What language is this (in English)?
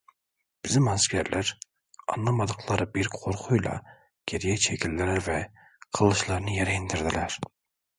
Turkish